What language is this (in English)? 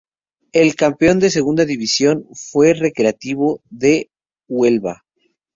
Spanish